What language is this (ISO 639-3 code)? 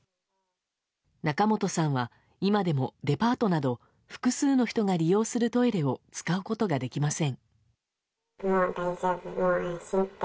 jpn